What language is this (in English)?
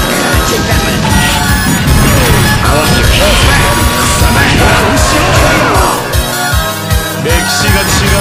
Japanese